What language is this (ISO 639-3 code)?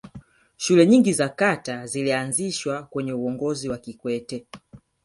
swa